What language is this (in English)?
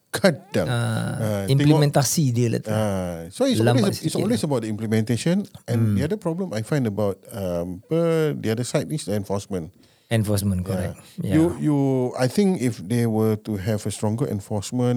Malay